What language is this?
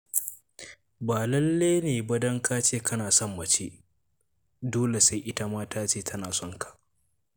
Hausa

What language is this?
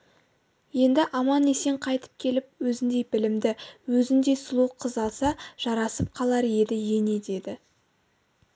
Kazakh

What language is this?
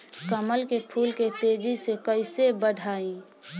Bhojpuri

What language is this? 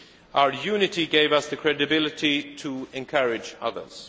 English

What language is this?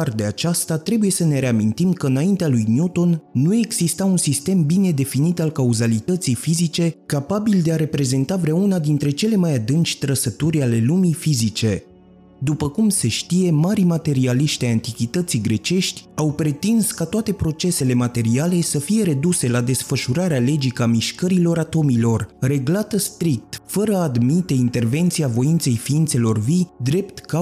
Romanian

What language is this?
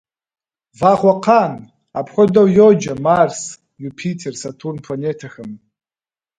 Kabardian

